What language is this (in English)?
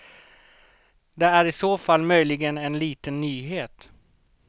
Swedish